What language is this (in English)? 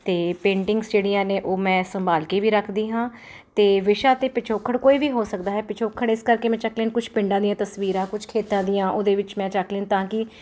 Punjabi